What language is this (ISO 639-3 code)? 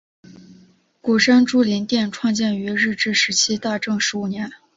zho